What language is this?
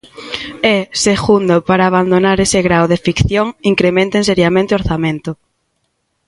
Galician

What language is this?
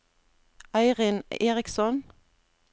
Norwegian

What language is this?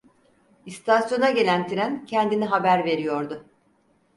Turkish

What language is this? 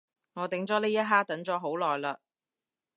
Cantonese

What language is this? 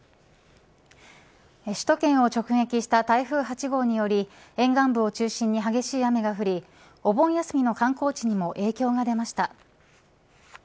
Japanese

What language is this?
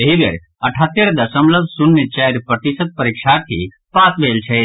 Maithili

